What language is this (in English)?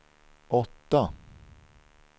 Swedish